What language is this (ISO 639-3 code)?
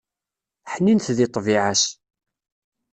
kab